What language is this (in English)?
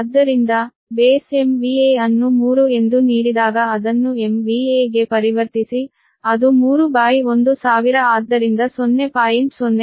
Kannada